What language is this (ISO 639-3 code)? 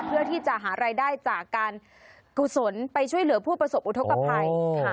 tha